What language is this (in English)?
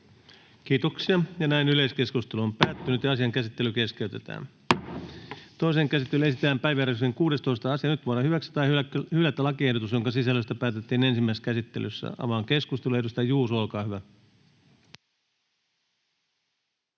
Finnish